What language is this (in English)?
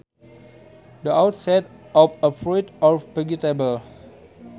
Sundanese